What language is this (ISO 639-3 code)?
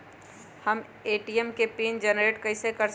mag